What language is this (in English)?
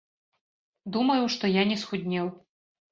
Belarusian